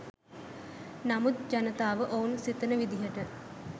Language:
Sinhala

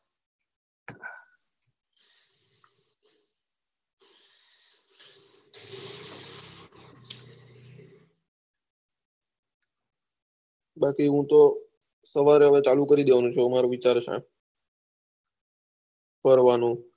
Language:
Gujarati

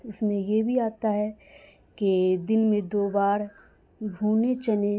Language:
Urdu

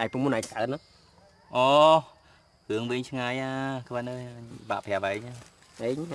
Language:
Vietnamese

